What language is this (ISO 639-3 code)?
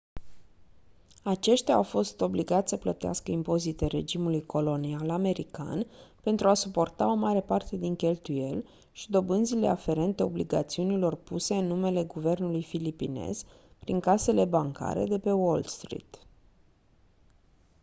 ron